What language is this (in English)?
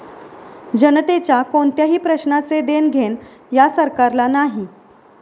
Marathi